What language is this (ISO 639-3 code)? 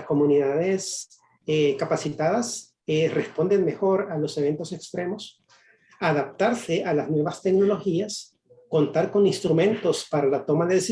spa